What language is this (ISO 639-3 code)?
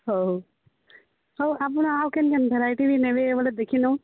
ori